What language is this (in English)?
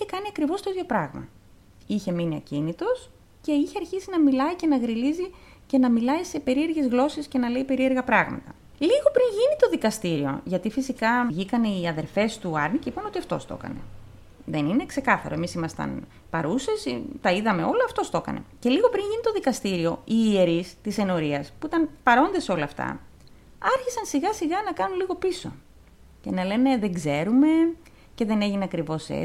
Greek